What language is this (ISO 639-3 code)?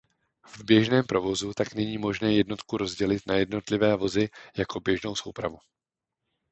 ces